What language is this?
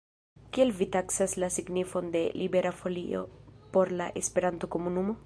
Esperanto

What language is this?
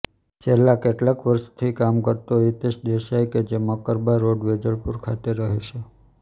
Gujarati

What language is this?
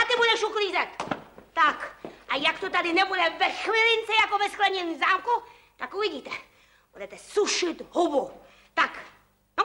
Czech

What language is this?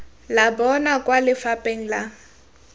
Tswana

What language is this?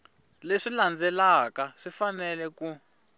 Tsonga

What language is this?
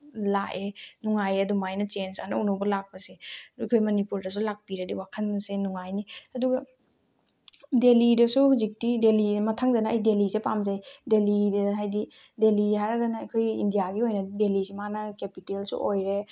Manipuri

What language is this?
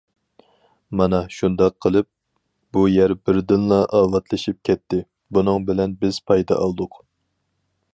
Uyghur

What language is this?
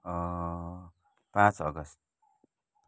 Nepali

